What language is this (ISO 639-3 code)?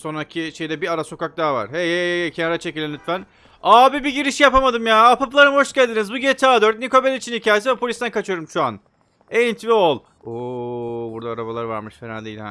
tur